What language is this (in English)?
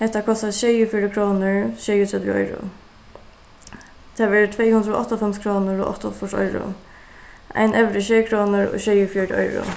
Faroese